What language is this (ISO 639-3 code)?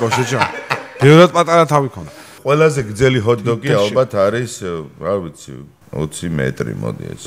ron